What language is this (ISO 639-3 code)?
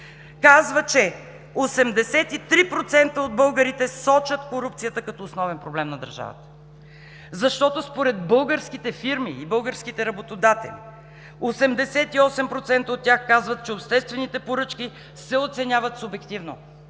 bul